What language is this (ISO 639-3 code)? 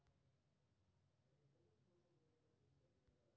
mai